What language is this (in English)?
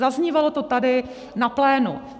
Czech